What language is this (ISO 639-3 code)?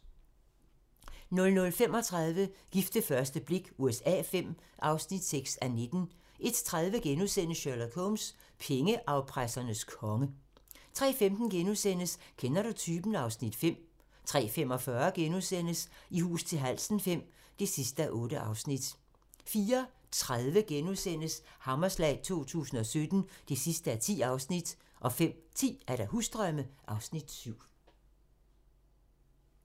dan